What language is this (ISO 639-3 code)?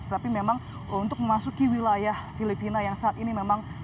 ind